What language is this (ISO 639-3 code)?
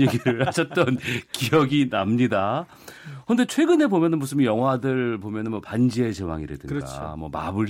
kor